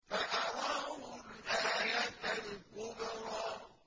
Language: Arabic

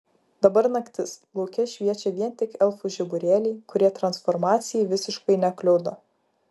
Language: Lithuanian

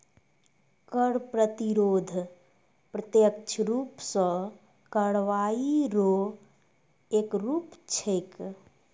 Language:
Maithili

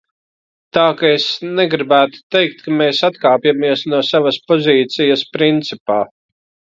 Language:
Latvian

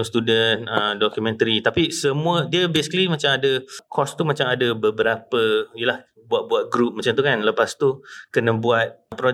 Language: Malay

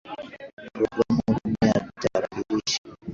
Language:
Swahili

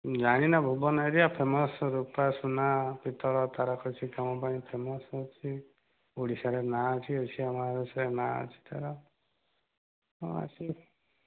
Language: Odia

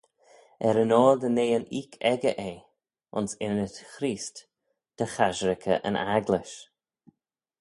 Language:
Manx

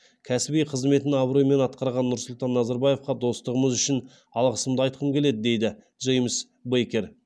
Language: Kazakh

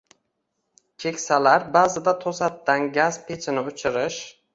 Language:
Uzbek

